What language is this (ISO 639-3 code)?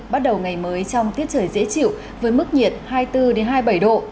vie